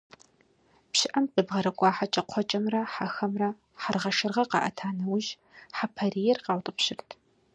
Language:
Kabardian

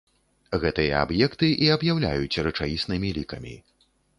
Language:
Belarusian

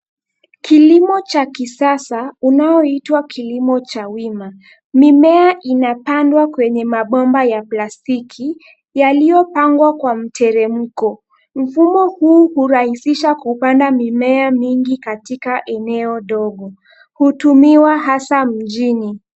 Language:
Swahili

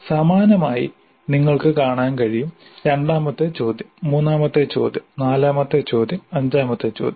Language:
Malayalam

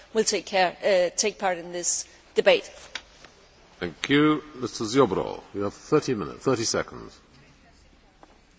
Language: Polish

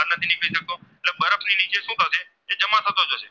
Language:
Gujarati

